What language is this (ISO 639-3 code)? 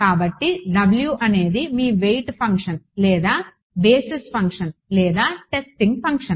tel